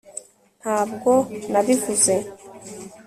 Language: Kinyarwanda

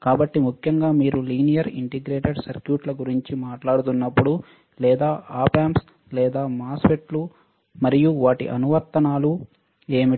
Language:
Telugu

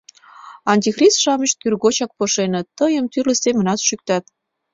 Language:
Mari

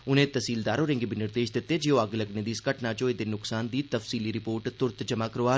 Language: Dogri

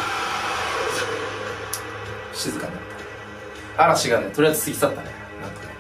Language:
Japanese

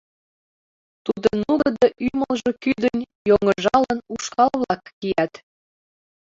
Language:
Mari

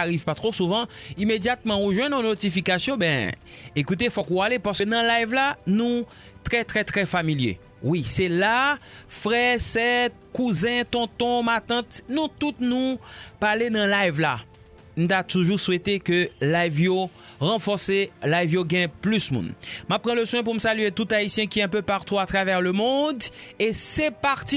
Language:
French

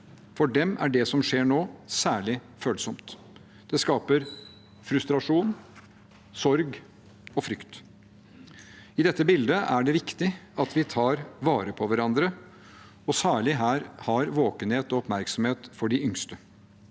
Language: Norwegian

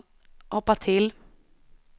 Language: Swedish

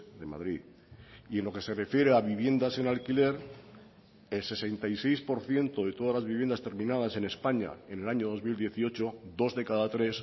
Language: Spanish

